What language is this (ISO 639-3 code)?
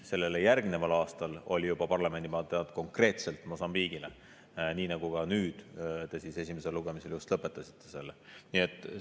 est